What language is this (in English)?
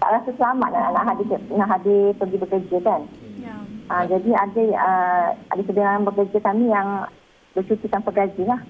Malay